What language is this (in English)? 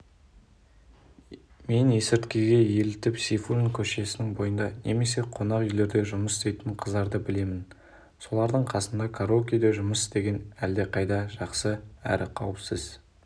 Kazakh